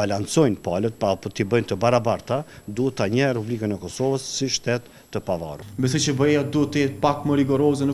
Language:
Romanian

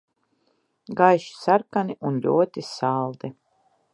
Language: Latvian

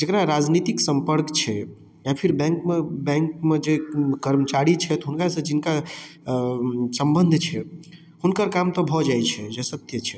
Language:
Maithili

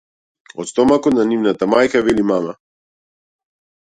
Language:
Macedonian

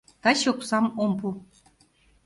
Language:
Mari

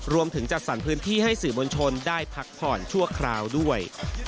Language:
Thai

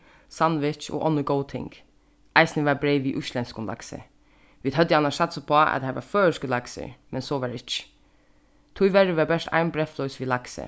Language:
Faroese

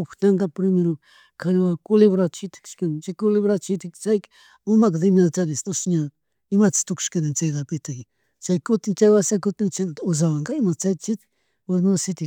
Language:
Chimborazo Highland Quichua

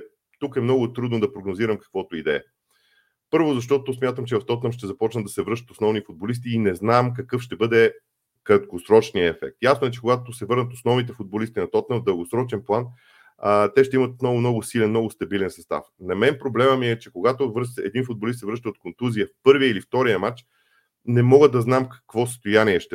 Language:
Bulgarian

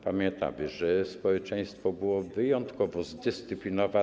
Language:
Polish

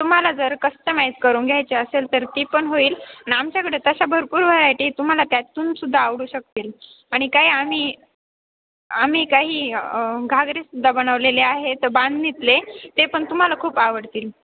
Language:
Marathi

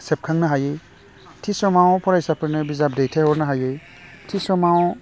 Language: Bodo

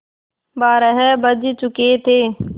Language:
Hindi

